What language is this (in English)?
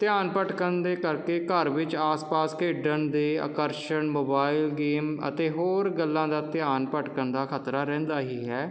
Punjabi